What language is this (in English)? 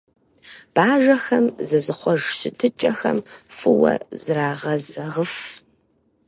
Kabardian